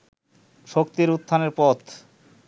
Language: Bangla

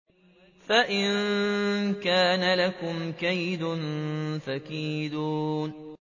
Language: Arabic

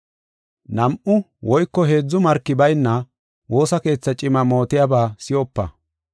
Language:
Gofa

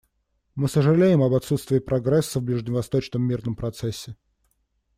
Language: Russian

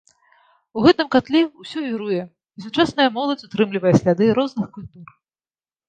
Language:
Belarusian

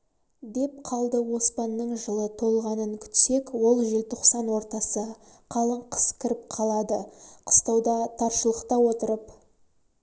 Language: Kazakh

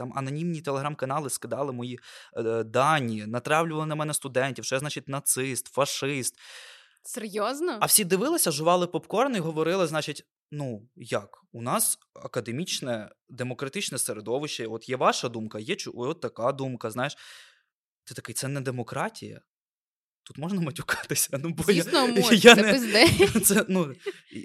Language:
Ukrainian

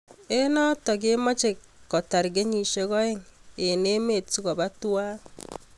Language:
Kalenjin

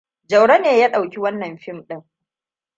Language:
Hausa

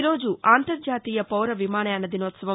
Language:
Telugu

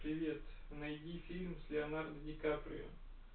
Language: Russian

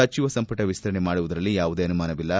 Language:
Kannada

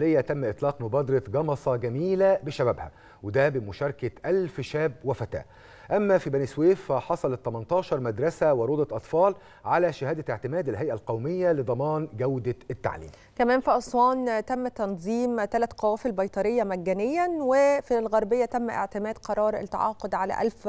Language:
Arabic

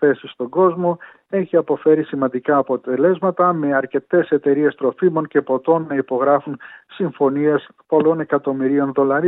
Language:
Greek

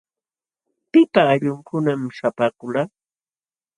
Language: Jauja Wanca Quechua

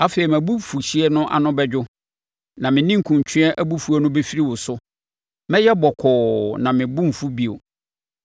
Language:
Akan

